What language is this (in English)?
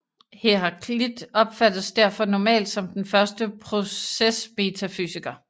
Danish